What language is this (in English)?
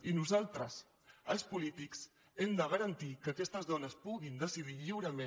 Catalan